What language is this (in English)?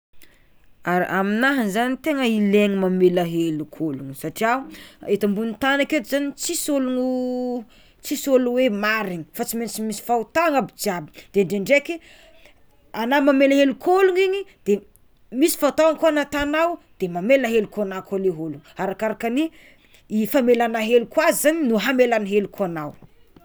Tsimihety Malagasy